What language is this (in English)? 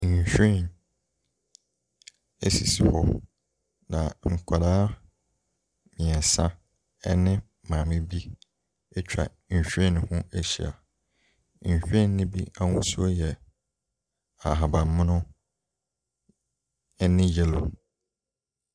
Akan